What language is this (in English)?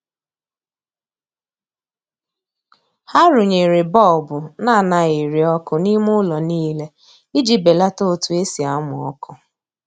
Igbo